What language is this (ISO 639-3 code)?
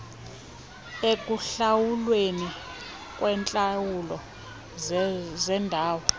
xho